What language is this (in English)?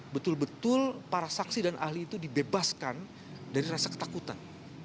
Indonesian